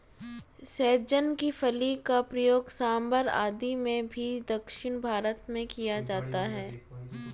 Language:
Hindi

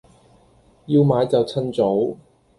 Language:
Cantonese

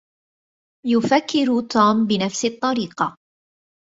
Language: Arabic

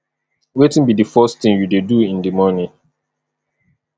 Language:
Nigerian Pidgin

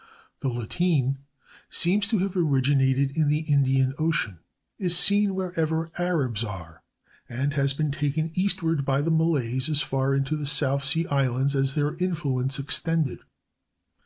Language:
English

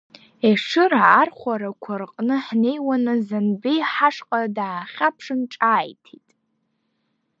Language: Abkhazian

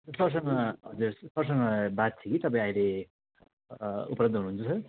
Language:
Nepali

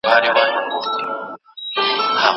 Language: Pashto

